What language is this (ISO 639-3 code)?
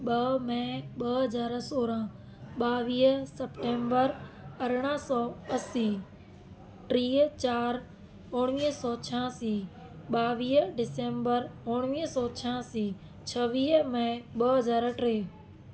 snd